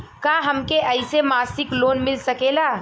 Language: Bhojpuri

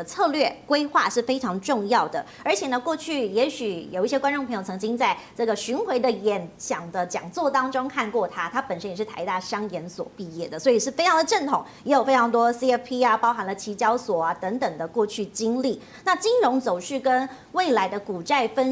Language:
Chinese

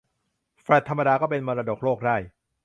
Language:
Thai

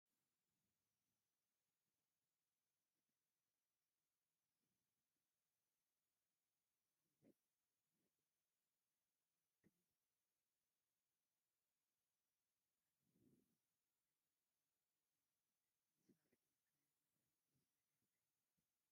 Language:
Tigrinya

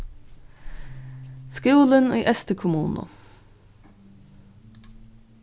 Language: Faroese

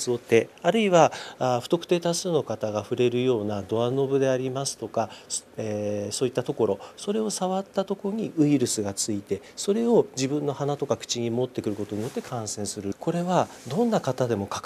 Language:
Japanese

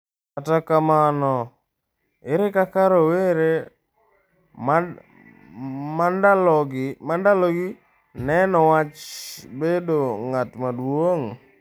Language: Luo (Kenya and Tanzania)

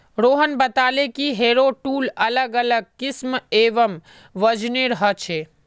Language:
Magahi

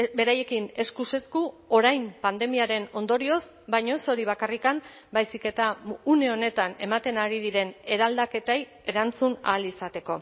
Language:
Basque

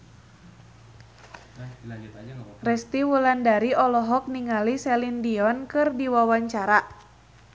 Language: Sundanese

